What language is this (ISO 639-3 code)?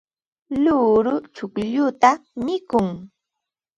qva